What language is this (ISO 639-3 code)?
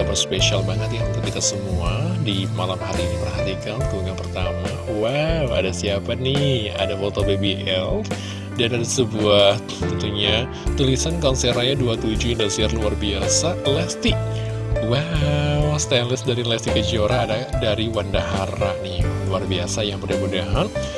ind